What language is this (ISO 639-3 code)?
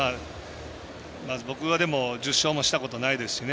jpn